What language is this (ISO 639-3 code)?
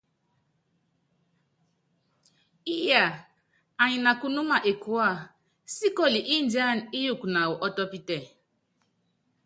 yav